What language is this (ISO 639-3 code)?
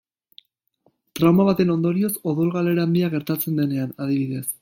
eus